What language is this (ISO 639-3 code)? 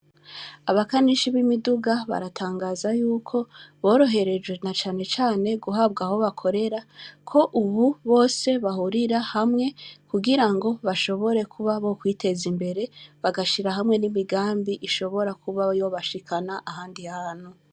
run